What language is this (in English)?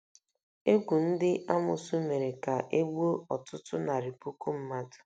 Igbo